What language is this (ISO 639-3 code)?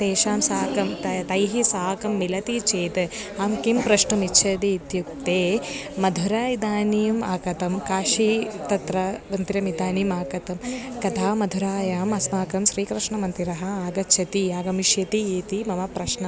san